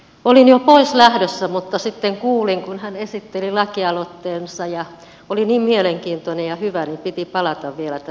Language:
Finnish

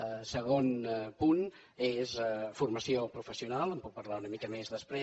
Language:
Catalan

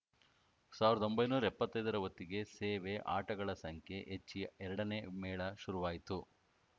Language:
Kannada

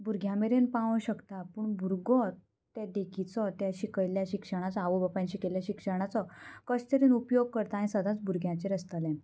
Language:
Konkani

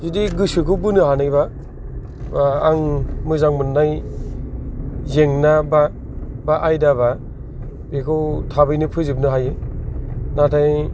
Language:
Bodo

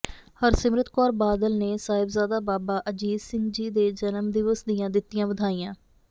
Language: Punjabi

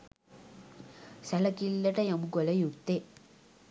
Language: Sinhala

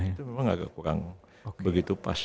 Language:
Indonesian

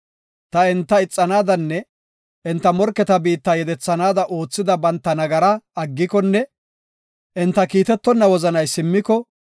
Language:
Gofa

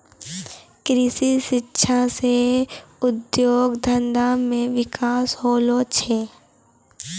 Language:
Maithili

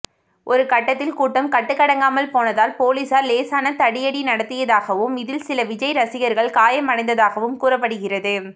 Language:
Tamil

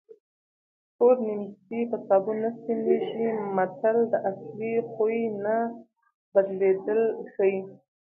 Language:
Pashto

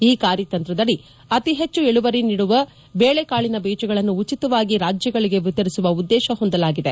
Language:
Kannada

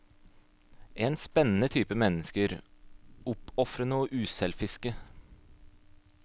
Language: Norwegian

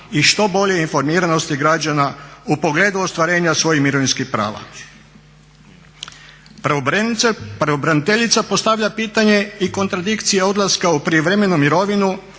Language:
Croatian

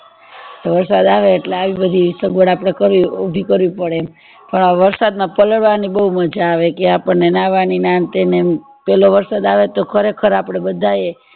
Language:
Gujarati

